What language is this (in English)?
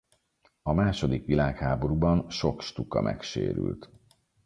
Hungarian